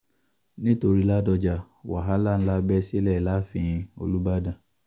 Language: Yoruba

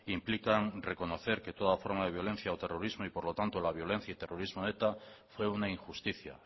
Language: Spanish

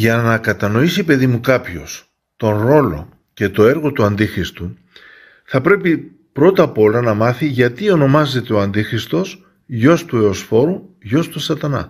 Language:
Greek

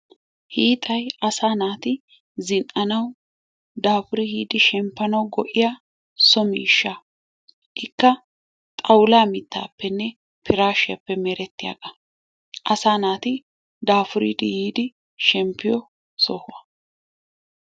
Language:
Wolaytta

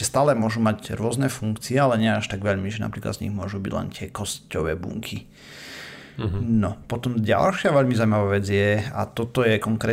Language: Slovak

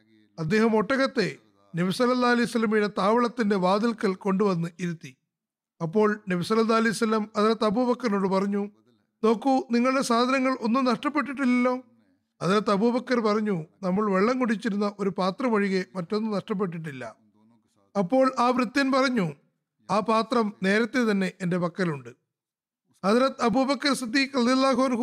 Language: Malayalam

